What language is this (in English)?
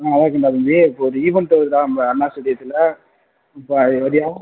Tamil